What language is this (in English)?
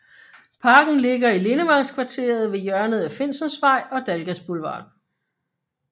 Danish